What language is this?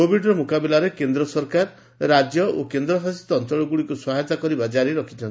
Odia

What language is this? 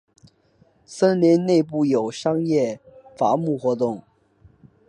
Chinese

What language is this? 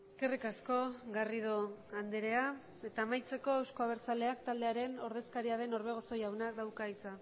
Basque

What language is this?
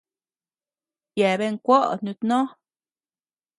Tepeuxila Cuicatec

